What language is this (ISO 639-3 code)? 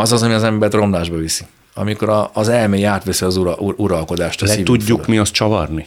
hun